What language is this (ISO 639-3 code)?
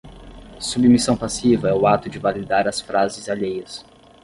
por